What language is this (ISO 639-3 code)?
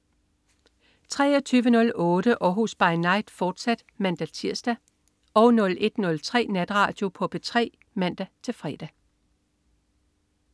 dan